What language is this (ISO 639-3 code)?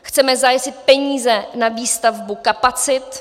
ces